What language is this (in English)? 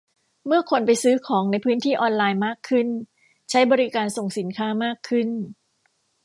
Thai